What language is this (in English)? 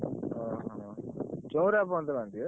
Odia